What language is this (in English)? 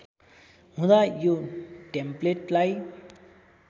Nepali